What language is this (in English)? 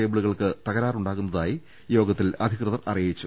Malayalam